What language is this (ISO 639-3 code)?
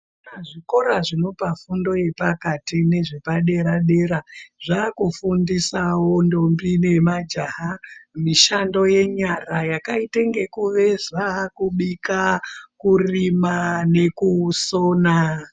ndc